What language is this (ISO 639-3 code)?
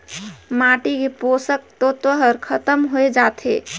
hne